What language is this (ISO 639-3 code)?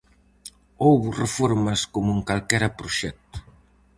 glg